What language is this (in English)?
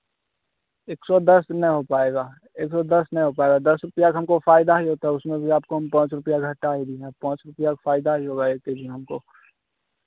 Hindi